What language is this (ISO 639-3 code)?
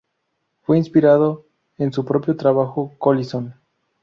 spa